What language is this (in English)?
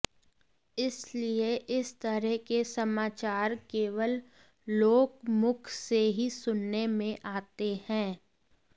Hindi